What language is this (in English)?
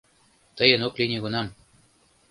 Mari